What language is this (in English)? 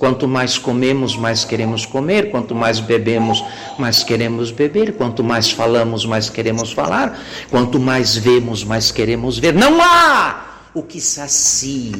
Portuguese